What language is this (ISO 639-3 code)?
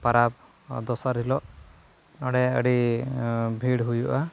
sat